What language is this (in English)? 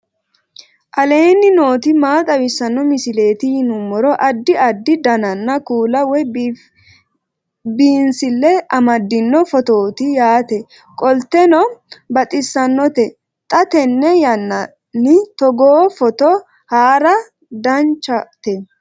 Sidamo